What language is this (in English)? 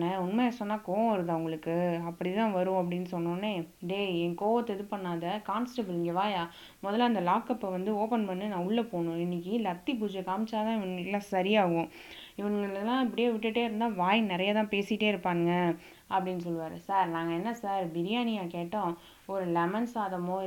Tamil